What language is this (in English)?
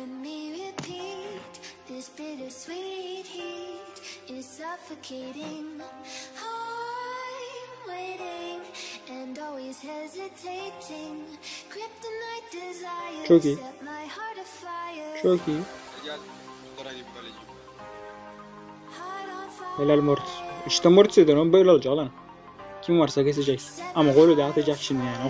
Turkish